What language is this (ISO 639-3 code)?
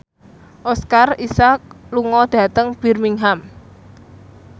jav